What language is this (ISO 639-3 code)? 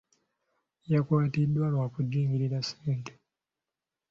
lug